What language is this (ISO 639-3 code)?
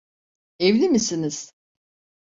tur